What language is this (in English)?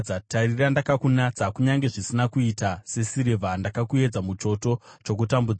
Shona